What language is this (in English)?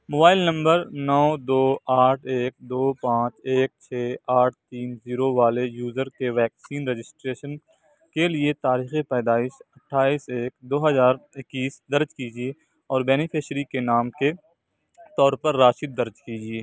Urdu